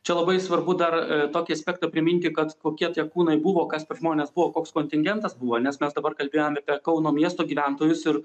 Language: Lithuanian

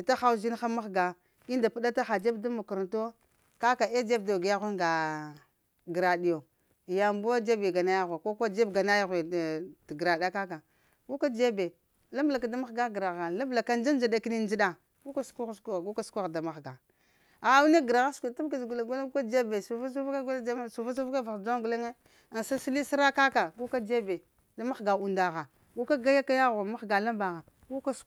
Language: Lamang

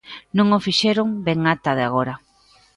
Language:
Galician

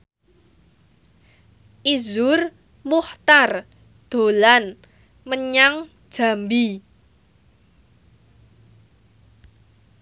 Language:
Javanese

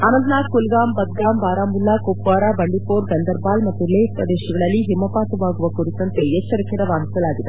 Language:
Kannada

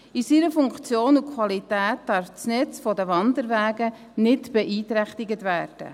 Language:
Swiss German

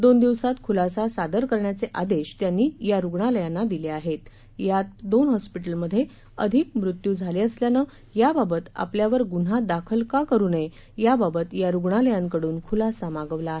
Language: Marathi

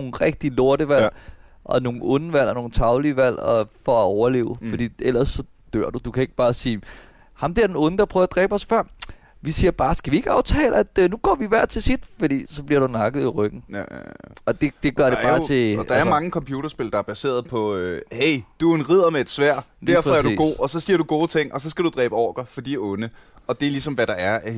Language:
Danish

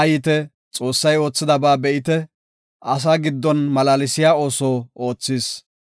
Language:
Gofa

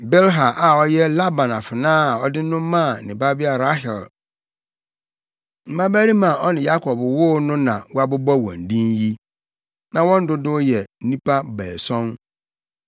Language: Akan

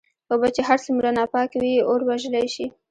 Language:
Pashto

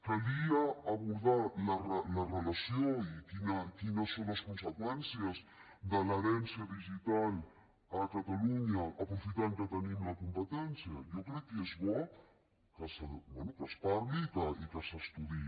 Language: Catalan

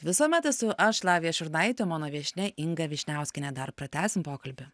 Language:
Lithuanian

